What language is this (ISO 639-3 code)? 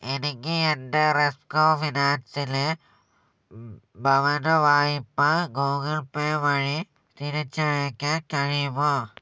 mal